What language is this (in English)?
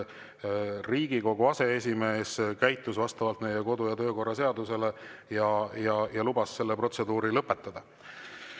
Estonian